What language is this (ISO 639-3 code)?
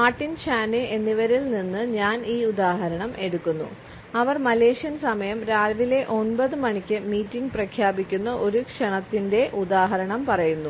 mal